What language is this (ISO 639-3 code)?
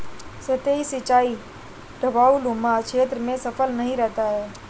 hin